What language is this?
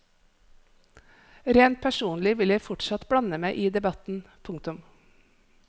Norwegian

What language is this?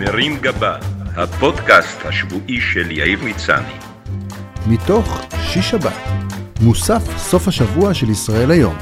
Hebrew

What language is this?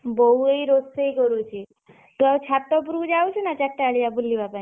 Odia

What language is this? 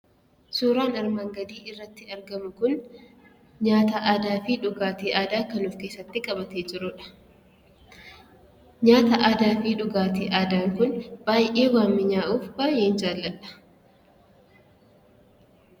Oromo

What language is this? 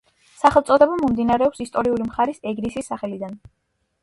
Georgian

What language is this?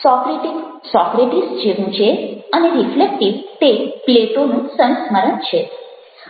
Gujarati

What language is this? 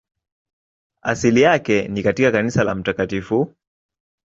Swahili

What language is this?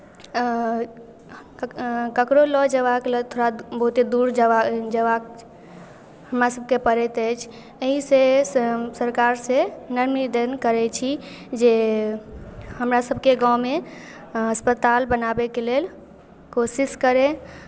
Maithili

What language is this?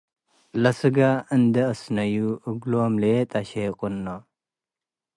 Tigre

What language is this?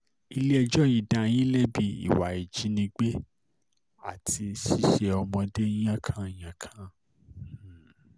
Yoruba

